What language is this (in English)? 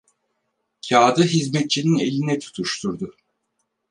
Turkish